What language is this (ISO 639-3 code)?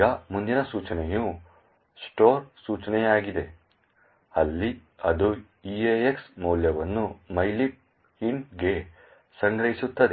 kan